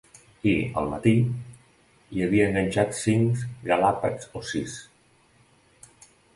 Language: Catalan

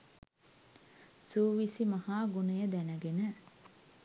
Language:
Sinhala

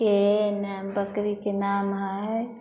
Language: Maithili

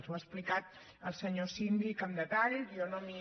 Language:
Catalan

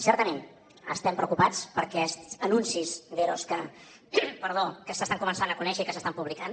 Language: Catalan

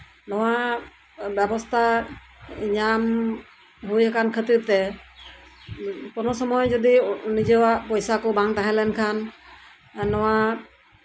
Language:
Santali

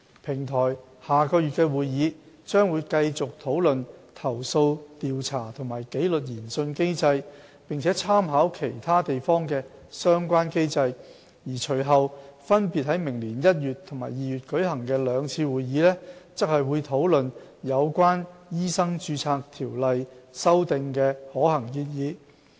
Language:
Cantonese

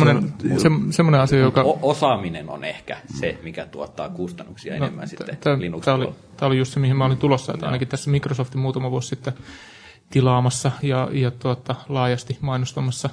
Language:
Finnish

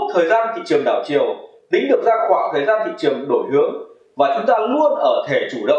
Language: Vietnamese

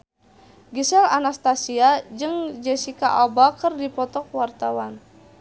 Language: Sundanese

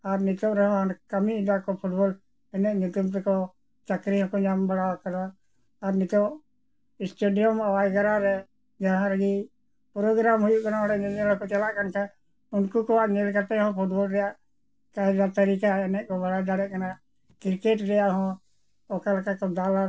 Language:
Santali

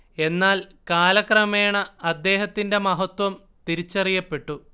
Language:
Malayalam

